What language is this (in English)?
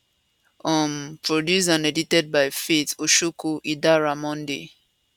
Nigerian Pidgin